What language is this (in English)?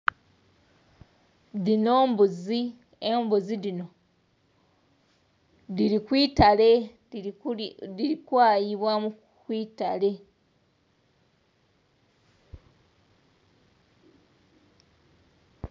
Soga